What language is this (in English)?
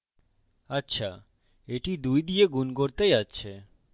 Bangla